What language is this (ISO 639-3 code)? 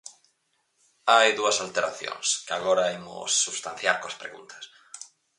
glg